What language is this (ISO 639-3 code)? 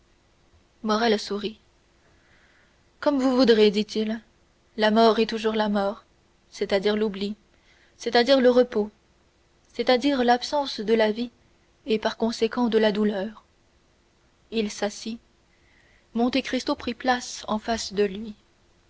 fra